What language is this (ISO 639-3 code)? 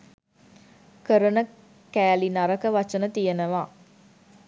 sin